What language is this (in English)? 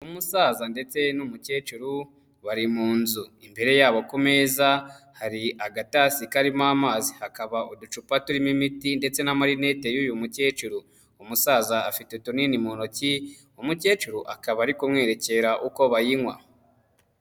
Kinyarwanda